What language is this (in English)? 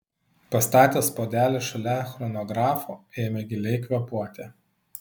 Lithuanian